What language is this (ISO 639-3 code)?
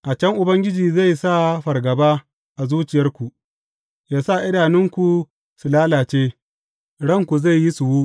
hau